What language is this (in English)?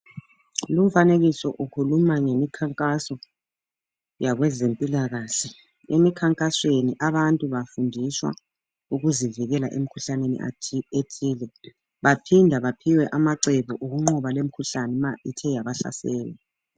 North Ndebele